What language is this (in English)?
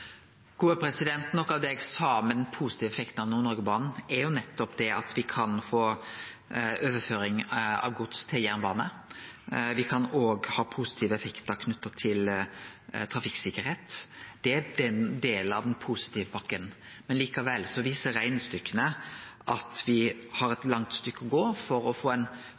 Norwegian